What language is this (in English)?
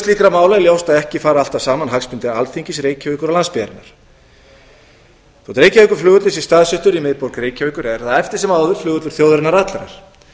Icelandic